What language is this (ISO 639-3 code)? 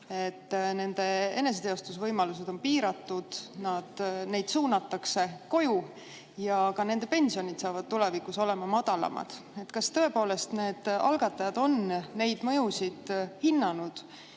est